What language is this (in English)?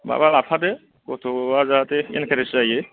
Bodo